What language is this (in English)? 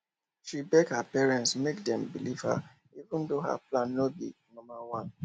Nigerian Pidgin